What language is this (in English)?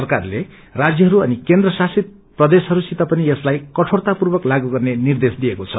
Nepali